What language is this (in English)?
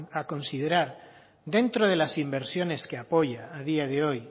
Spanish